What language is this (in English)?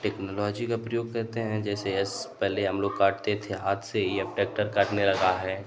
Hindi